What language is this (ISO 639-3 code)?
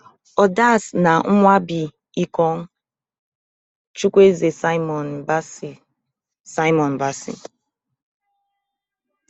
pcm